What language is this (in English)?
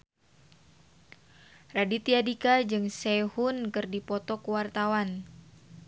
Sundanese